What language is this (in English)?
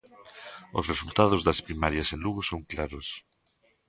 Galician